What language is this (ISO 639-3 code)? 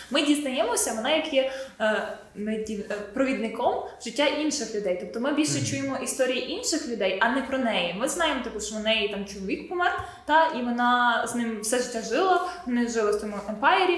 ukr